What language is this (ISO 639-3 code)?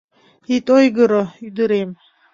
chm